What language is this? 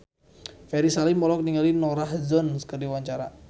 Sundanese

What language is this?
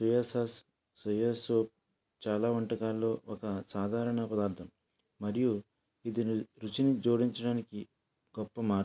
Telugu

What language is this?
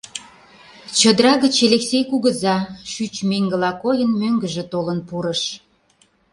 Mari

